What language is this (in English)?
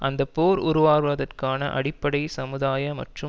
Tamil